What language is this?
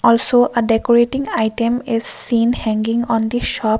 English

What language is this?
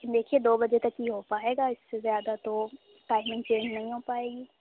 Urdu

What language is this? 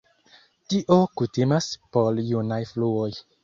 Esperanto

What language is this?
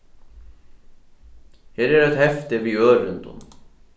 Faroese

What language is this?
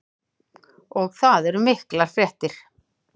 Icelandic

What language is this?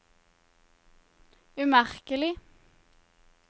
Norwegian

